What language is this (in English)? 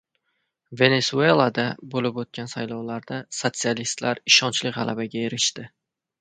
Uzbek